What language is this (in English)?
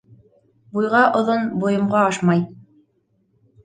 Bashkir